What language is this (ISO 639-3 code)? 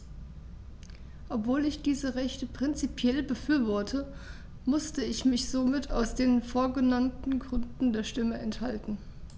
deu